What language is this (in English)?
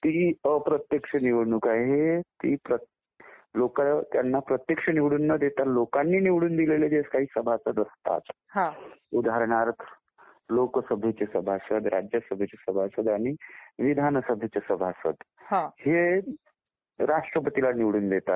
Marathi